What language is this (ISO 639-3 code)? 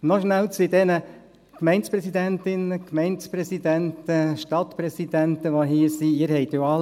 gsw